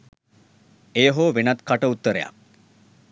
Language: Sinhala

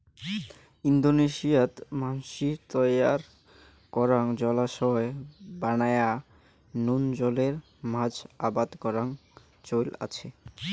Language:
Bangla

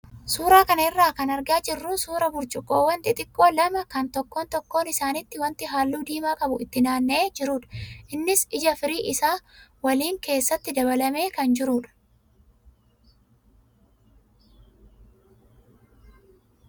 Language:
Oromo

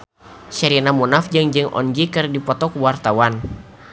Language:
Sundanese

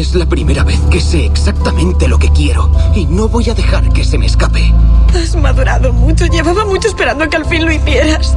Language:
Spanish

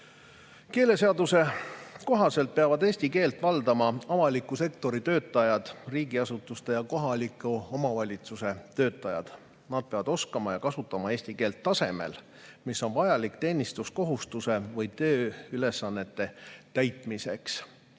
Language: Estonian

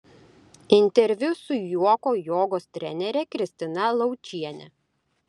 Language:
Lithuanian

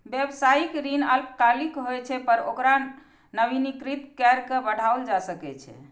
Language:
Maithili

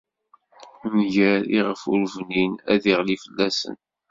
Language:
Kabyle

